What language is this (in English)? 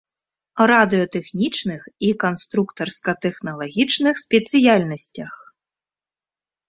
Belarusian